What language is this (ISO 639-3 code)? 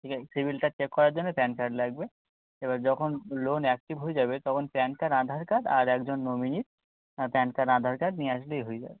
ben